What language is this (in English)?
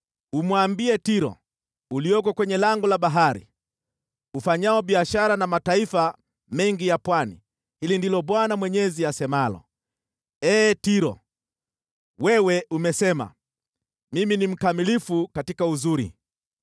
Swahili